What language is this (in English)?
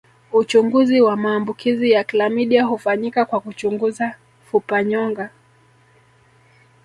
Swahili